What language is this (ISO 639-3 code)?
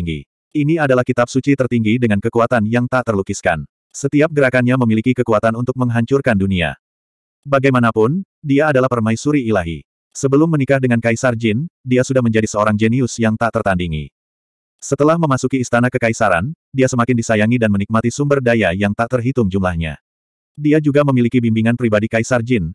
ind